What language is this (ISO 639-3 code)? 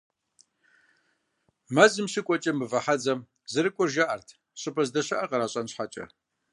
kbd